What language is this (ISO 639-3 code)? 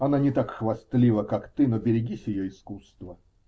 rus